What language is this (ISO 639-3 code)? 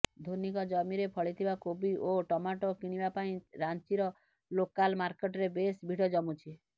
ori